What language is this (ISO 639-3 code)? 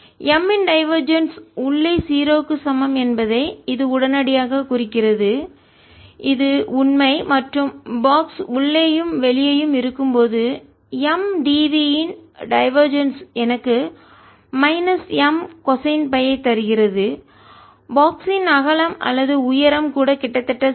tam